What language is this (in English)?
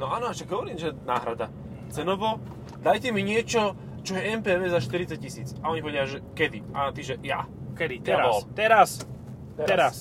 Slovak